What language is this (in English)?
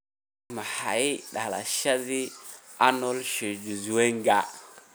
Somali